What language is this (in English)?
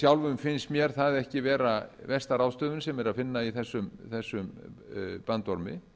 Icelandic